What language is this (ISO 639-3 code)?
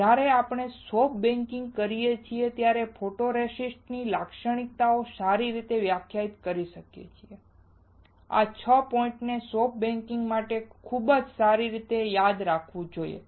guj